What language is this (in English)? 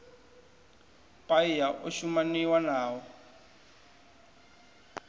Venda